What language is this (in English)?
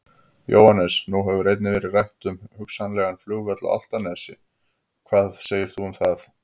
Icelandic